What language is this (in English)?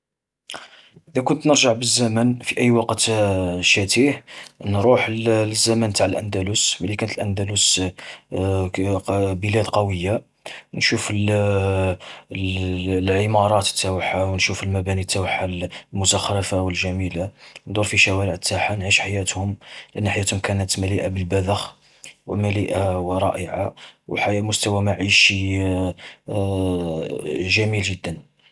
Algerian Arabic